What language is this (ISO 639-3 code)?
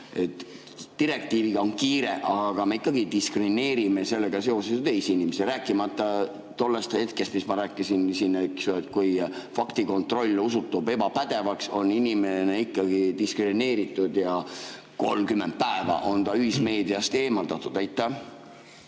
est